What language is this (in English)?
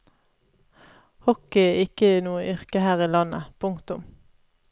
Norwegian